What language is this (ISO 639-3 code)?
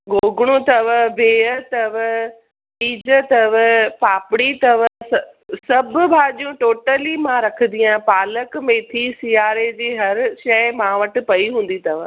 snd